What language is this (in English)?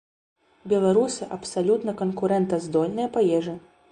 Belarusian